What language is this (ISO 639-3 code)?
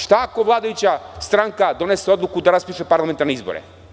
srp